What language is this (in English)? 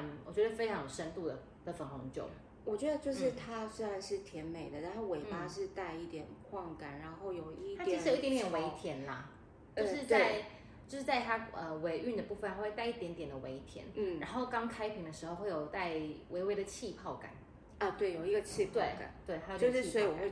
Chinese